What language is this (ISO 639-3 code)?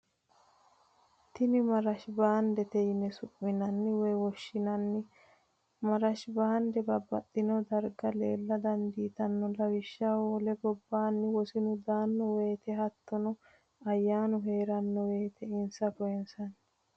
sid